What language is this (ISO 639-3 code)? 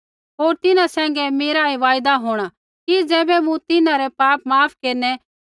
kfx